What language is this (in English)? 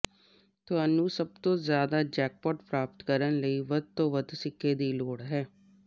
Punjabi